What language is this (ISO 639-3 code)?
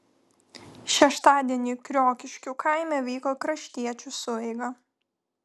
lit